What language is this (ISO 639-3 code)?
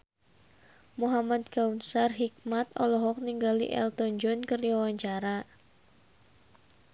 sun